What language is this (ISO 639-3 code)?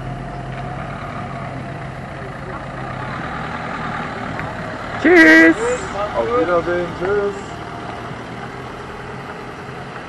deu